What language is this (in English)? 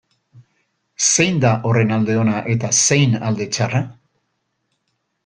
Basque